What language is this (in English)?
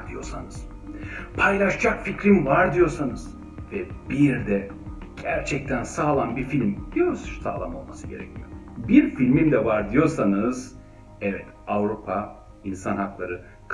Turkish